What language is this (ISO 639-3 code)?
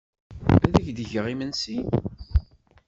kab